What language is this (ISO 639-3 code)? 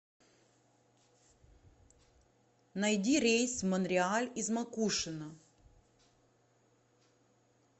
rus